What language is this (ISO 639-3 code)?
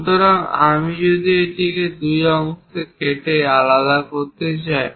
ben